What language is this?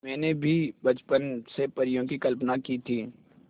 Hindi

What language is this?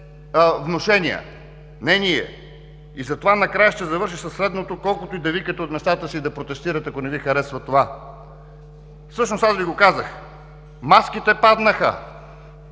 Bulgarian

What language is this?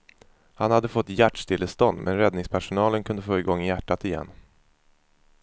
Swedish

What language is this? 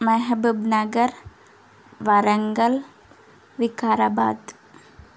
Telugu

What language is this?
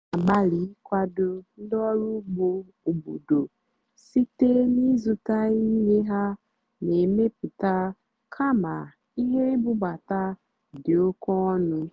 Igbo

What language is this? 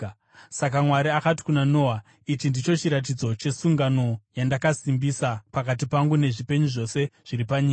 Shona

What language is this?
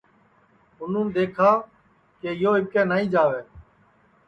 Sansi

